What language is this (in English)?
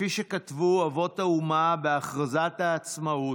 Hebrew